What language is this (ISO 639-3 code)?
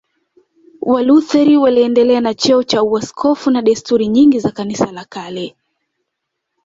swa